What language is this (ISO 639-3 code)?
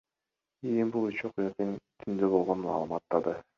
kir